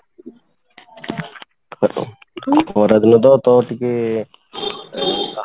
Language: Odia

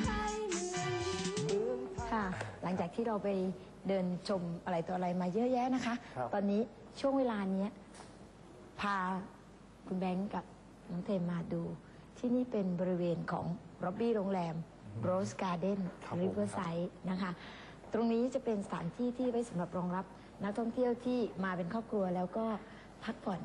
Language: Thai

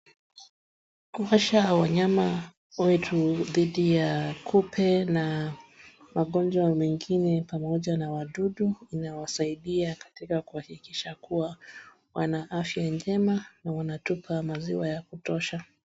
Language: Swahili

